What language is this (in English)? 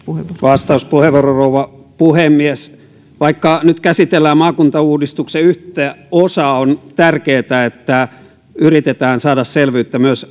Finnish